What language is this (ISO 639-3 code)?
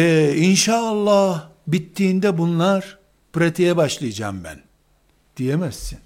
tur